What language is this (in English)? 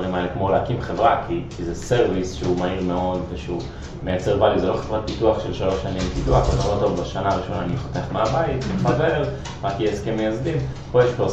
Hebrew